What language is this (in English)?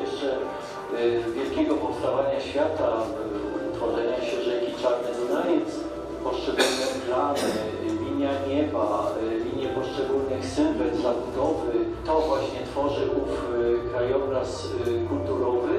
Polish